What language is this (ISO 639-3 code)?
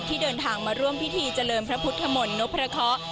tha